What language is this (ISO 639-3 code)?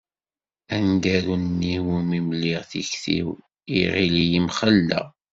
kab